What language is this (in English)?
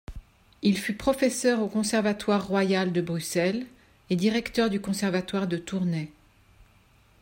French